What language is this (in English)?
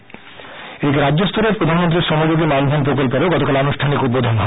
Bangla